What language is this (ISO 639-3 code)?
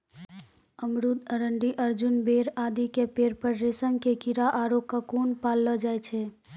mai